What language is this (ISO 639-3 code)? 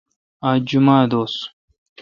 xka